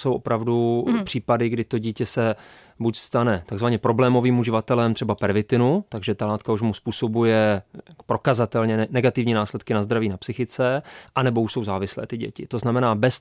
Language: Czech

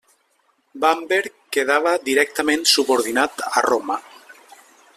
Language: Catalan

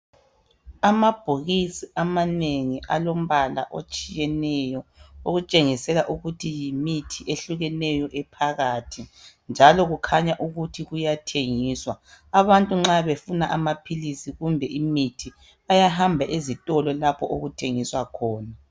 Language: North Ndebele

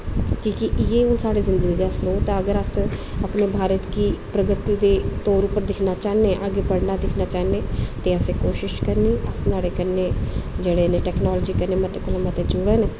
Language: Dogri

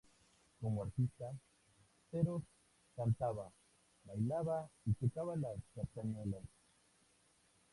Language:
Spanish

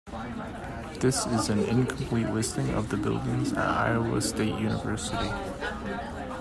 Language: English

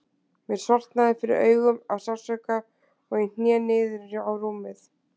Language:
Icelandic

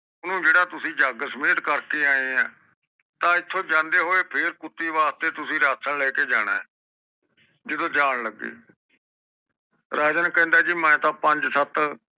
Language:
Punjabi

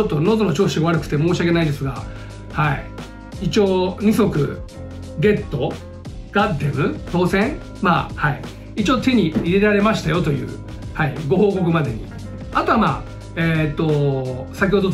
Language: Japanese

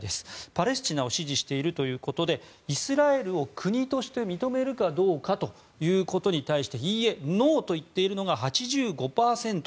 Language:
Japanese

